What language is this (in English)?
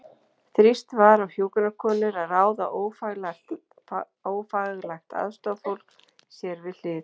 Icelandic